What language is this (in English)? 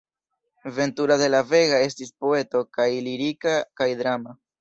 Esperanto